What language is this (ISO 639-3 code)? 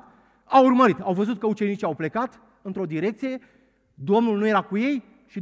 ron